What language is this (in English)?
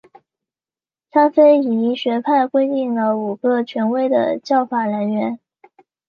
Chinese